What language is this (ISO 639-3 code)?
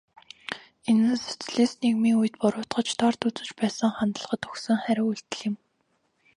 mon